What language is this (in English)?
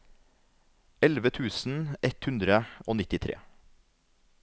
Norwegian